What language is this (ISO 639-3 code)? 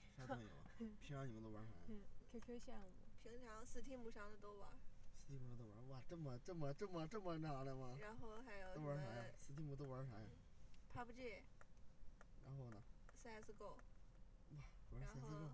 zho